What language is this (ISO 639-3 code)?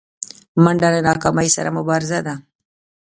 pus